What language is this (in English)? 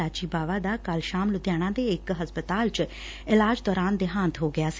Punjabi